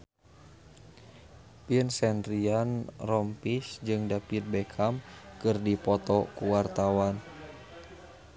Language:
Sundanese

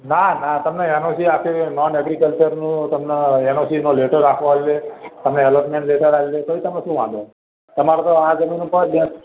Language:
Gujarati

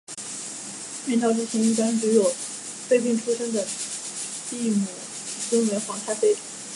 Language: Chinese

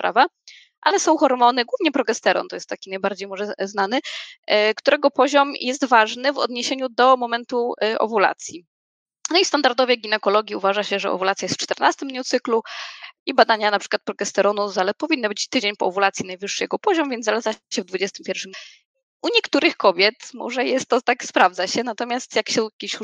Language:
Polish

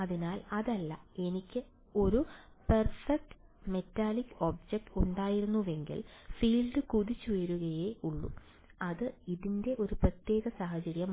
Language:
Malayalam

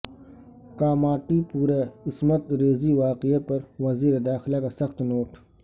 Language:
Urdu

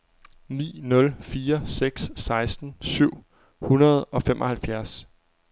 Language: Danish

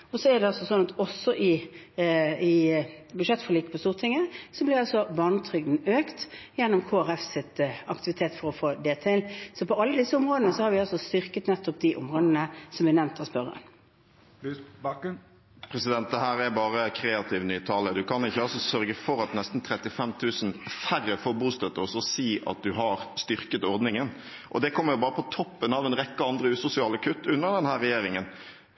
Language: Norwegian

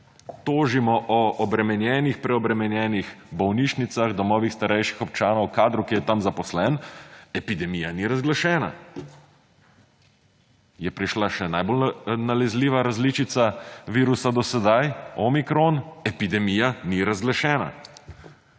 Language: Slovenian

